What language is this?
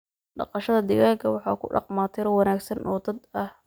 Somali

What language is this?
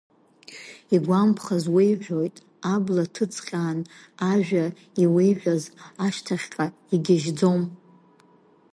Abkhazian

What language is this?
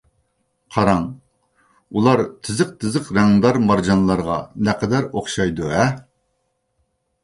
Uyghur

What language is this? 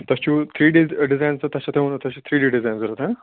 Kashmiri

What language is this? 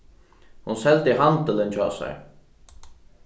Faroese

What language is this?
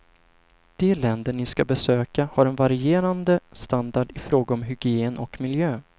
Swedish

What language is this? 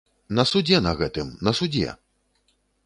Belarusian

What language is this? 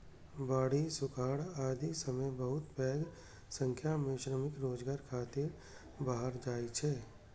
Maithili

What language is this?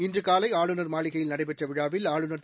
Tamil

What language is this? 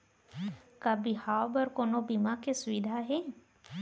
Chhattisgarhi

